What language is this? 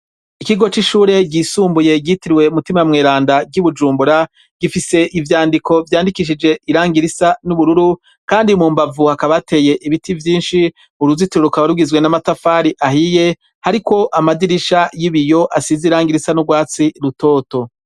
Rundi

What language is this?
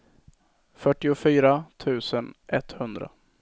Swedish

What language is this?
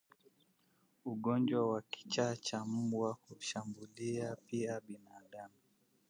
Swahili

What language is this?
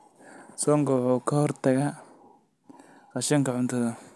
Somali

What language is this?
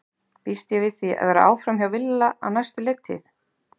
Icelandic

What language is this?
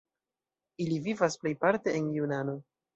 Esperanto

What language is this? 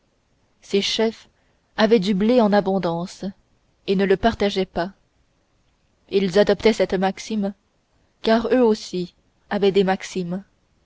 French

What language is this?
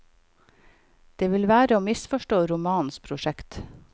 Norwegian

